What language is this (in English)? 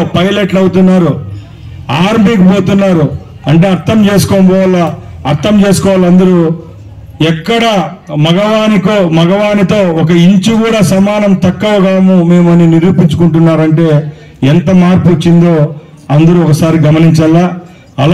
Telugu